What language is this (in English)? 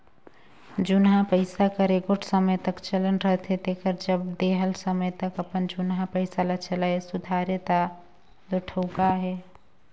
Chhattisgarhi